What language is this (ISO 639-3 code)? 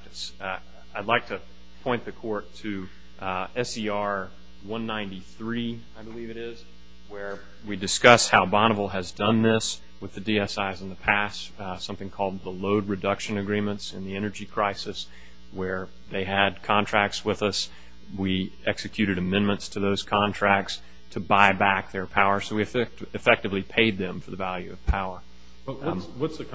eng